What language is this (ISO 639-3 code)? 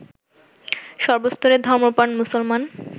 ben